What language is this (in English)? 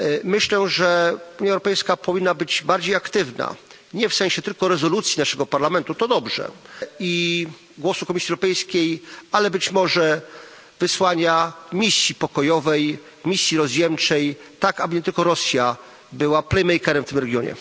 Polish